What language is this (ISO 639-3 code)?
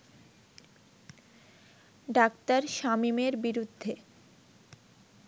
ben